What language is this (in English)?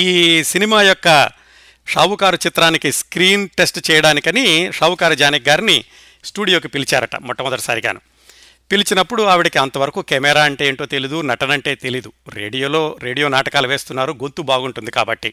Telugu